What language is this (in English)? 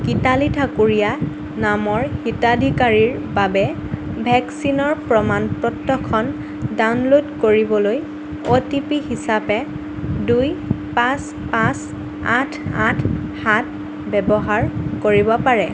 Assamese